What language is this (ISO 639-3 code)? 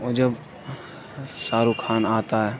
urd